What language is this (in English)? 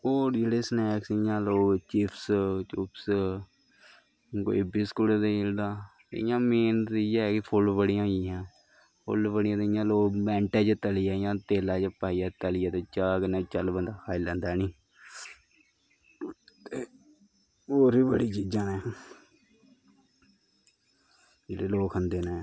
Dogri